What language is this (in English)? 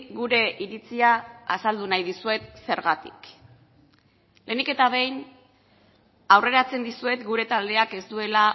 Basque